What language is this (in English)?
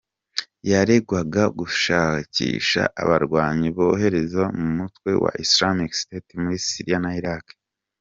Kinyarwanda